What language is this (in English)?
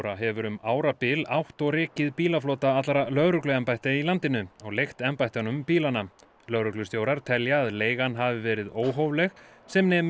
Icelandic